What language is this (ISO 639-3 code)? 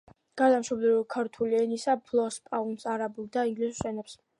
kat